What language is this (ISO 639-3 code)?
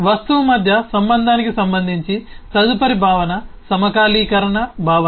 tel